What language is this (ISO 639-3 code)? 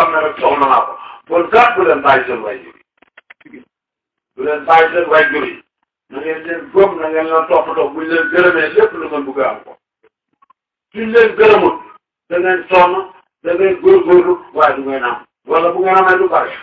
tur